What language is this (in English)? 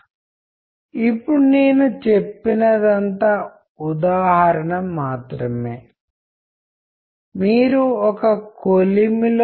Telugu